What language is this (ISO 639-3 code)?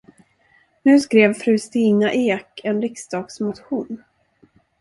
swe